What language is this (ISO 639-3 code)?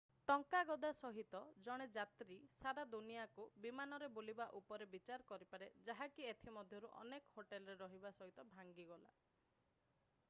ori